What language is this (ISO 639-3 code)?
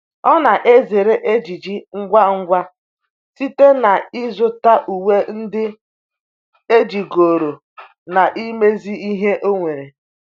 ibo